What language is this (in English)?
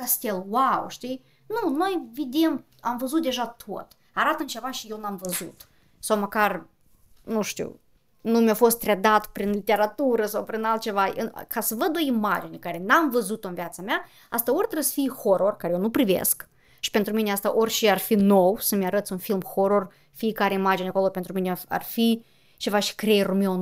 Romanian